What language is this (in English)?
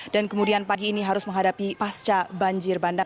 Indonesian